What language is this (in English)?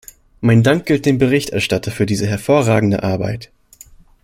German